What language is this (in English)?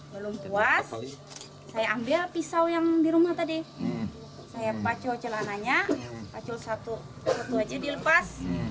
Indonesian